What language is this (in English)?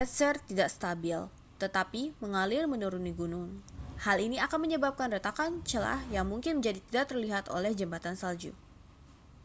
Indonesian